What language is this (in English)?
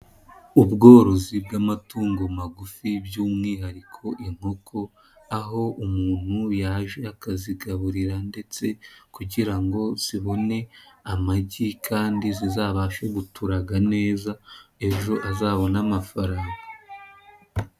Kinyarwanda